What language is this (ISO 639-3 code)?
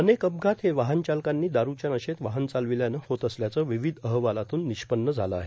mar